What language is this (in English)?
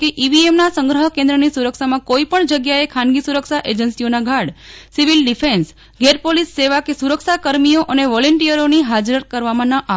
Gujarati